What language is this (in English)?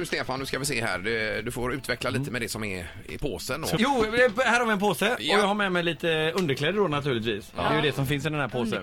Swedish